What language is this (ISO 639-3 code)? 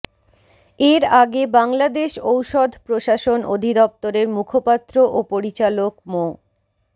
ben